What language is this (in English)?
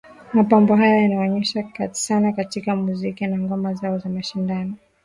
Swahili